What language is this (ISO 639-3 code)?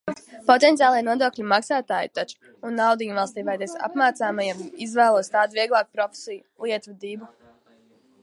lav